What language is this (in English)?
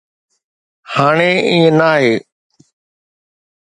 Sindhi